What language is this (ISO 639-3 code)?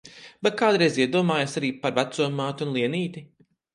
lav